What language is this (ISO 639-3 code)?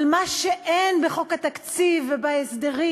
heb